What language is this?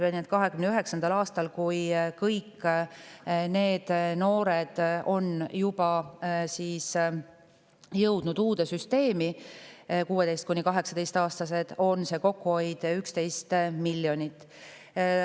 Estonian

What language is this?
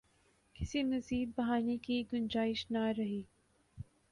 Urdu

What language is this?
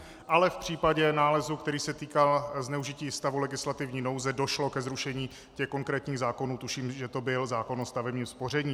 Czech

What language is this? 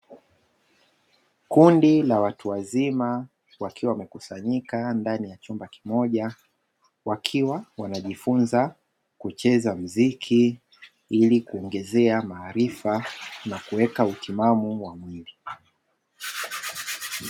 Swahili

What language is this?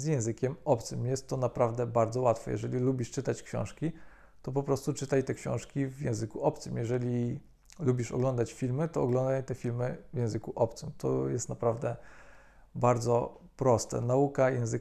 Polish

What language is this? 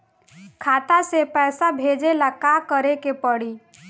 Bhojpuri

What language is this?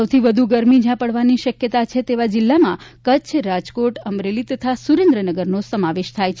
Gujarati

